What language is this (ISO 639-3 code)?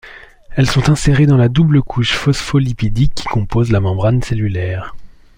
fra